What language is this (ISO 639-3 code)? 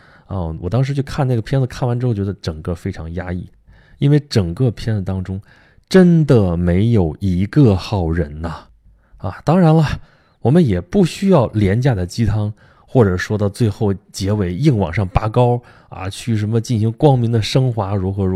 zho